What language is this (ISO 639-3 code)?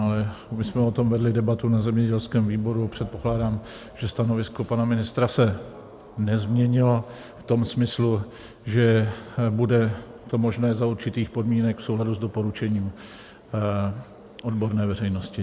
ces